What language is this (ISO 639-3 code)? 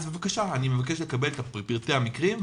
heb